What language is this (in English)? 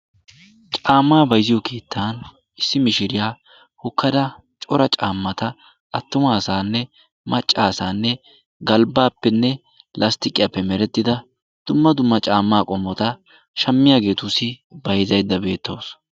Wolaytta